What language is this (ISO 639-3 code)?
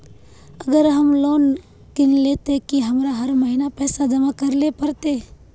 mag